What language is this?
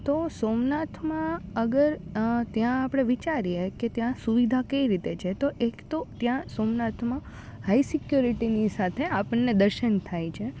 Gujarati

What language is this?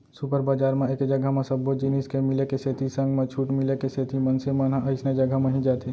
Chhattisgarhi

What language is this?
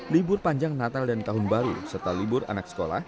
Indonesian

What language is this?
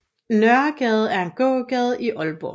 Danish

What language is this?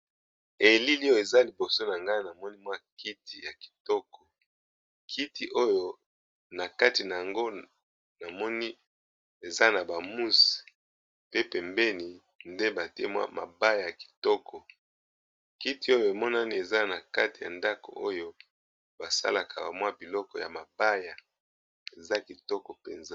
Lingala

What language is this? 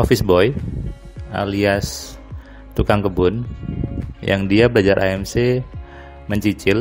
Indonesian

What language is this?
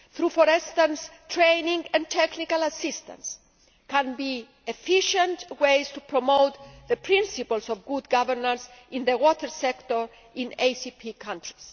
English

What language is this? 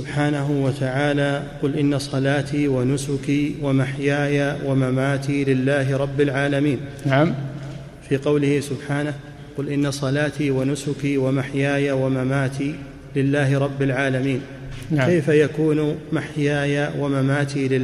Arabic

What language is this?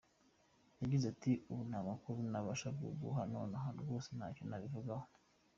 Kinyarwanda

